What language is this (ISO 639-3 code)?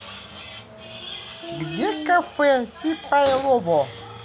rus